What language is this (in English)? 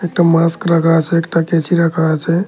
Bangla